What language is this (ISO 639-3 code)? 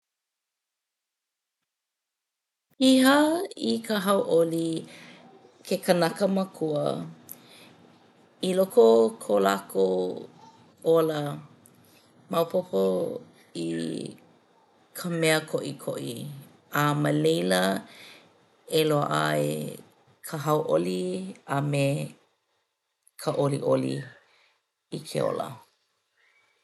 haw